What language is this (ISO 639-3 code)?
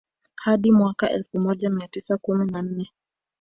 swa